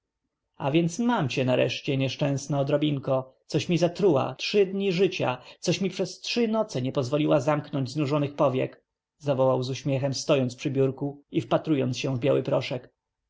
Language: Polish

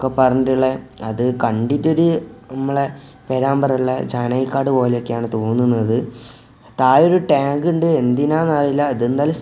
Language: Malayalam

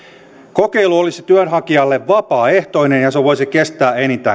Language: Finnish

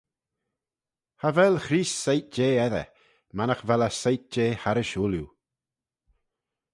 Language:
Manx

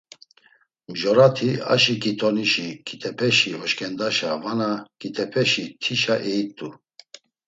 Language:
Laz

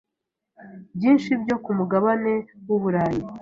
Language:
Kinyarwanda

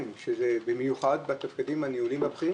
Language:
Hebrew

